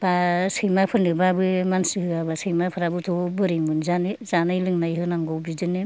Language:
Bodo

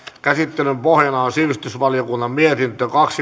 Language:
Finnish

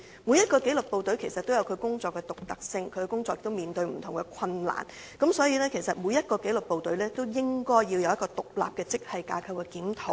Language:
Cantonese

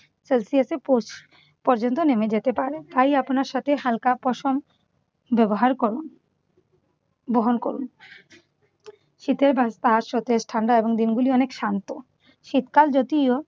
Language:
Bangla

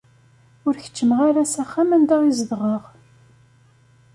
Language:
Kabyle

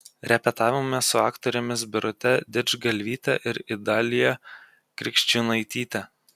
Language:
Lithuanian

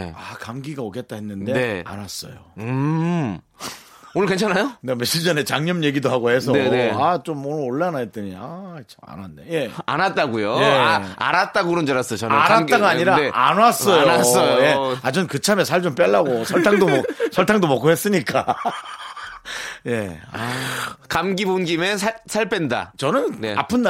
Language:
Korean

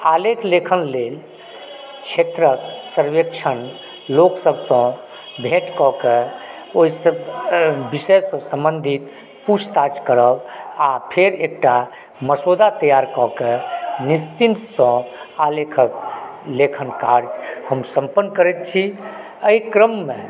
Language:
Maithili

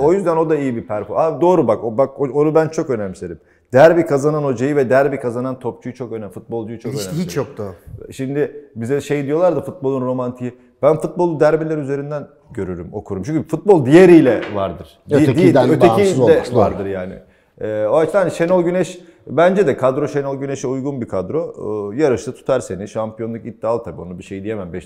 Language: Turkish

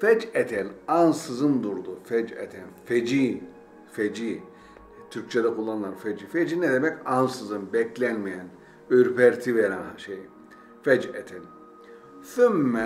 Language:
Turkish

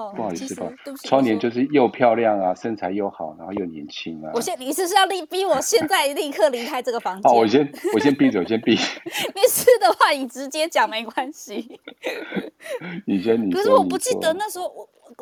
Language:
Chinese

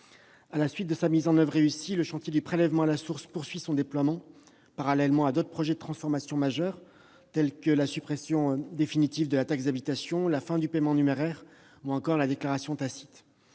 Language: French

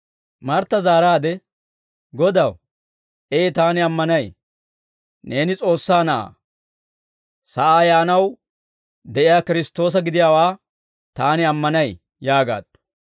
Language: Dawro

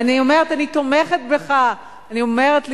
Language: Hebrew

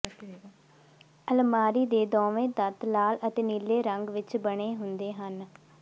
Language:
Punjabi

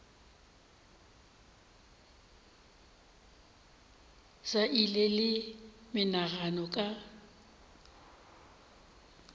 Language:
Northern Sotho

